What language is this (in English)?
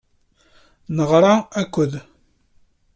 Kabyle